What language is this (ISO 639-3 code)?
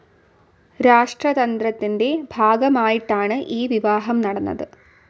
mal